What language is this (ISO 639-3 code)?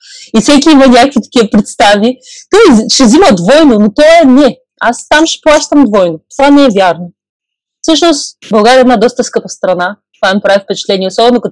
bul